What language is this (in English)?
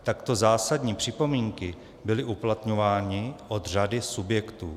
Czech